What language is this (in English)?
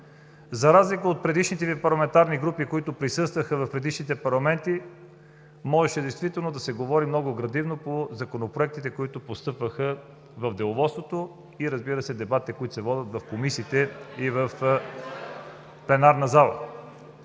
Bulgarian